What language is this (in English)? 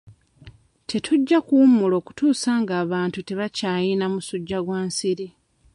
Ganda